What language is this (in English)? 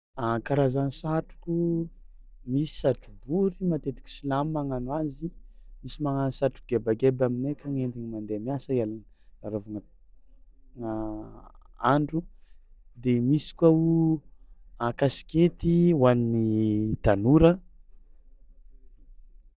Tsimihety Malagasy